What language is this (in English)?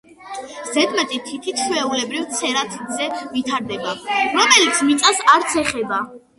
Georgian